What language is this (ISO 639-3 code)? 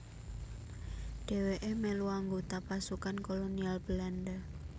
jav